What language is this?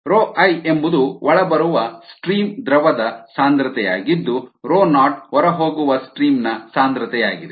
Kannada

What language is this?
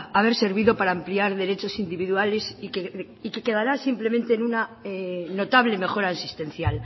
Spanish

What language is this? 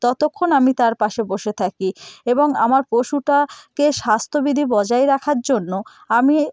Bangla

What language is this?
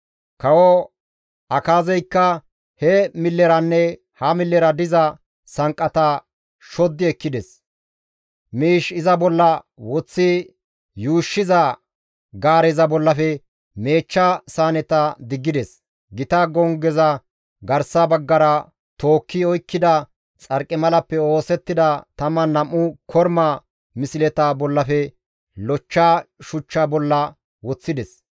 Gamo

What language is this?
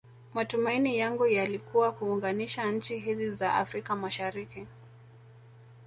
Swahili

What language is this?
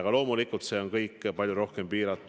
Estonian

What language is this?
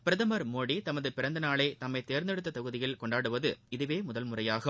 Tamil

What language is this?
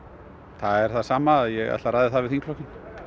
Icelandic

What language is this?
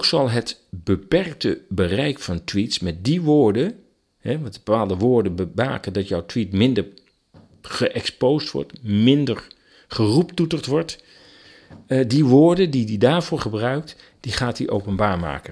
Dutch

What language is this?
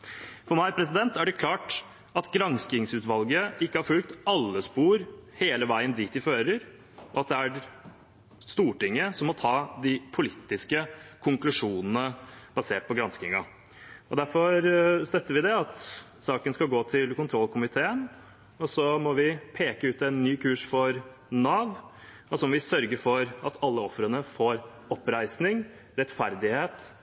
Norwegian Bokmål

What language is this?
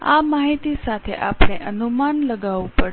Gujarati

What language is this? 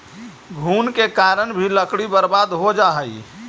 Magahi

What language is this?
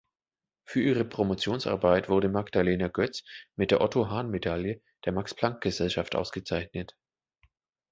German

